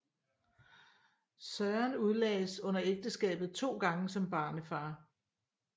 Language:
Danish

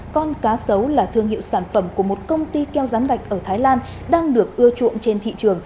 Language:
Vietnamese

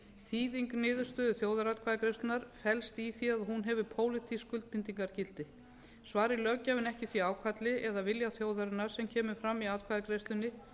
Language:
Icelandic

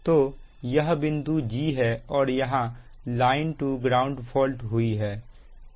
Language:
Hindi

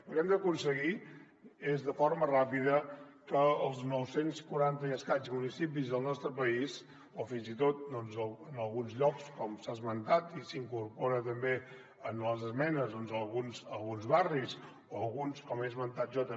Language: Catalan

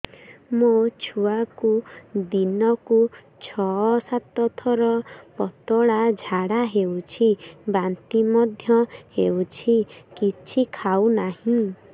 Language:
Odia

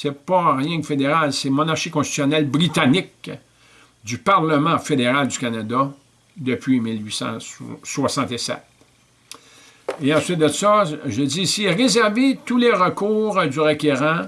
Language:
French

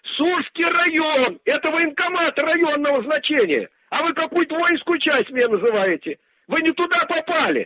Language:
Russian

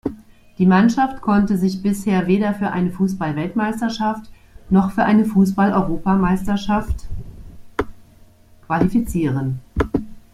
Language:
German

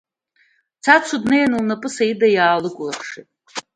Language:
Abkhazian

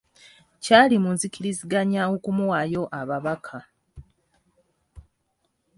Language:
Ganda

